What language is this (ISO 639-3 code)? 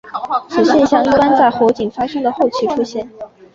zho